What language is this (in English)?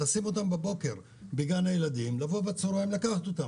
Hebrew